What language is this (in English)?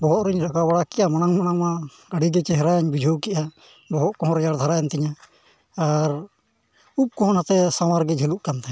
Santali